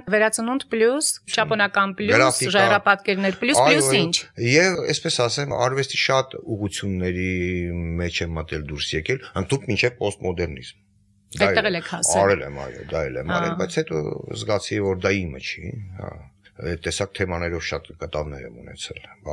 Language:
Dutch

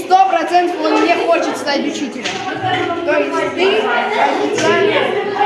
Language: Russian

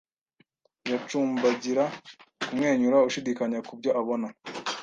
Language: Kinyarwanda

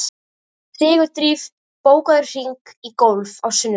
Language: Icelandic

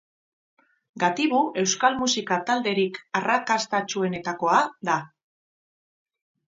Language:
Basque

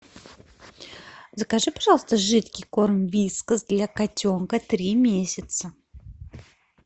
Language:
Russian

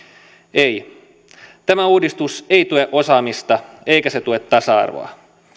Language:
Finnish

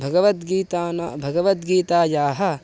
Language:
Sanskrit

